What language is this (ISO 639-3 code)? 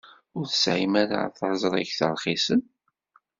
kab